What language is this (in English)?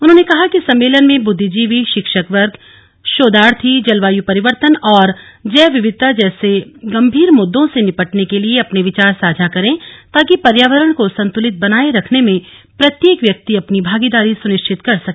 Hindi